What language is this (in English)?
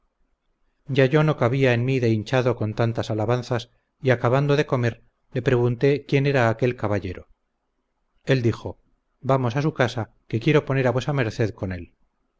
Spanish